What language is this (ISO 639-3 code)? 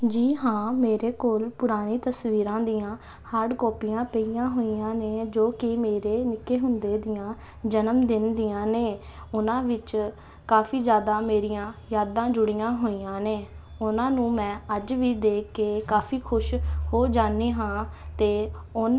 pan